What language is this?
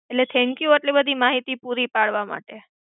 Gujarati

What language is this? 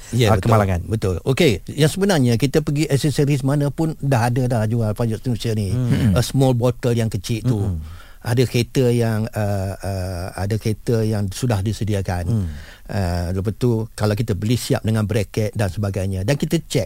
Malay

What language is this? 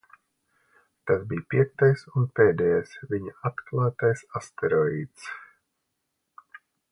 Latvian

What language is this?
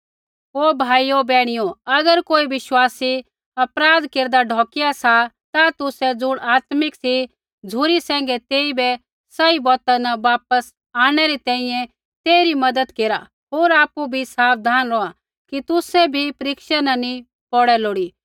Kullu Pahari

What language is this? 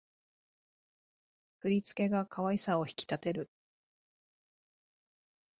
Japanese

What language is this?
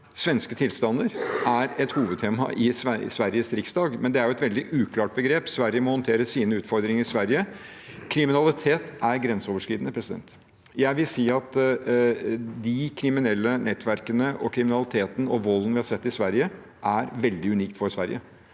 Norwegian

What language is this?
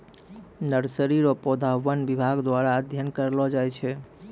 Maithili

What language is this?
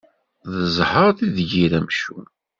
Kabyle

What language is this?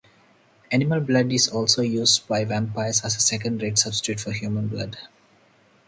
English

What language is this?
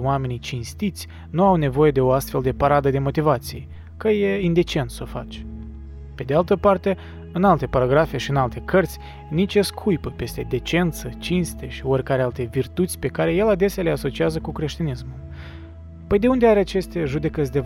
Romanian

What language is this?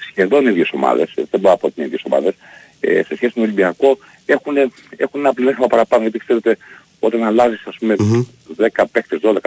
Greek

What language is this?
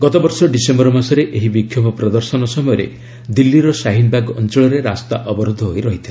Odia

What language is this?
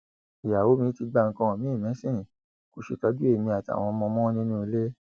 Yoruba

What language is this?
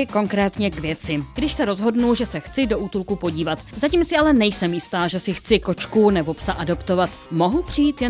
Czech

